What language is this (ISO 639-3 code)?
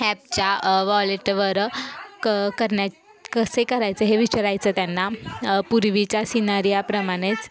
mar